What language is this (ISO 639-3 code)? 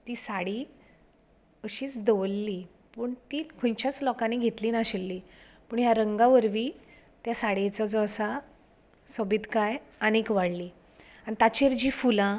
kok